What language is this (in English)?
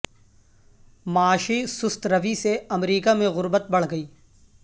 Urdu